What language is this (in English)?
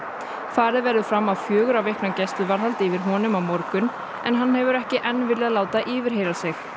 Icelandic